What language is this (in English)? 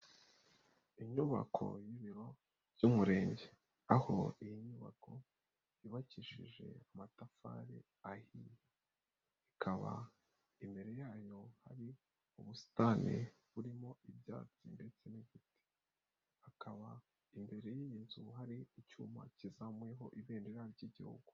Kinyarwanda